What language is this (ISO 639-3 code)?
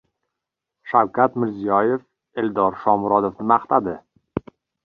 uzb